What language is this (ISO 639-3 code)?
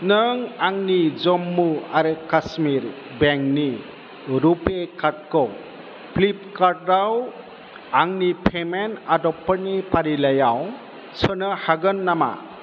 brx